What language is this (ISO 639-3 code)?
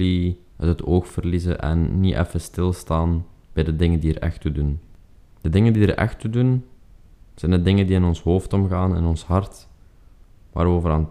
nld